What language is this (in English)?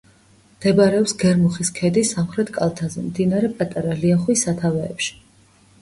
Georgian